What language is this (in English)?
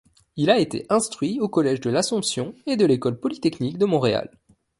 French